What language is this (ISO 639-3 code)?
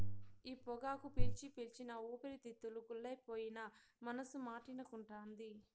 tel